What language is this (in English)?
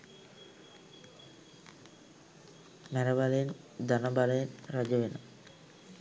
Sinhala